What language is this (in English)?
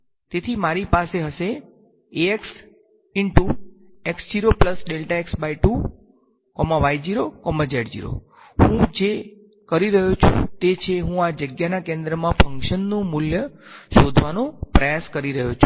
Gujarati